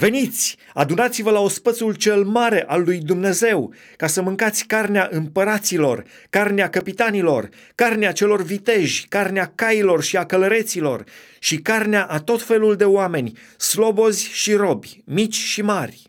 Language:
Romanian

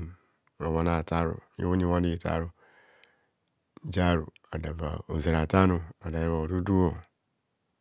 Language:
Kohumono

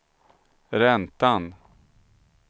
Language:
Swedish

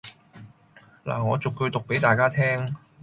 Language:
Cantonese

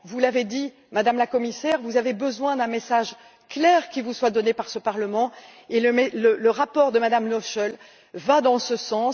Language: French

